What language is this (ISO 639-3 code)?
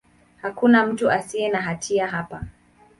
swa